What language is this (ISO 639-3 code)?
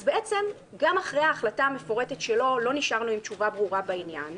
heb